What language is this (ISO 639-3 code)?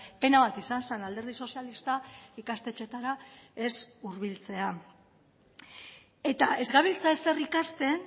eus